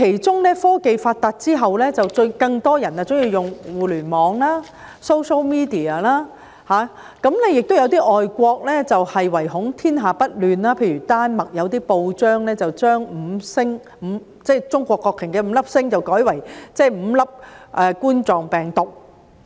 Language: Cantonese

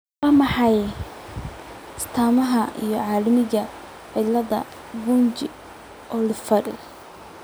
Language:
Somali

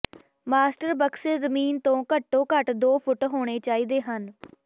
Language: Punjabi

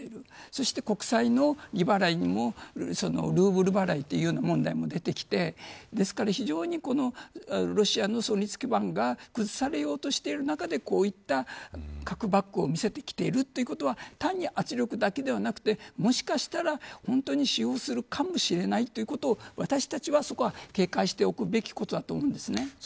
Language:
Japanese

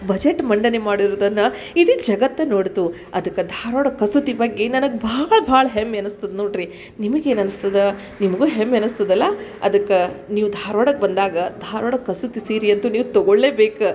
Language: Kannada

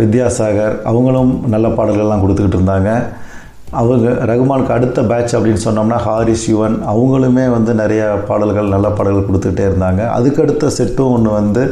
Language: Tamil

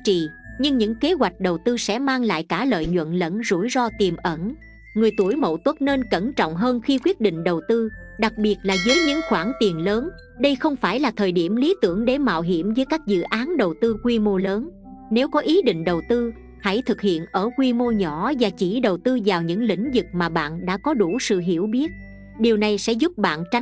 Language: Vietnamese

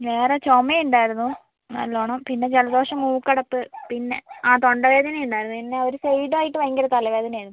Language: Malayalam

